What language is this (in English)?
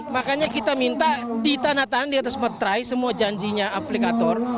Indonesian